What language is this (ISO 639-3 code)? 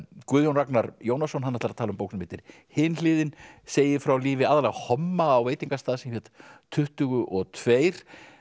isl